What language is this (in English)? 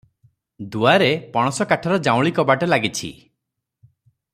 Odia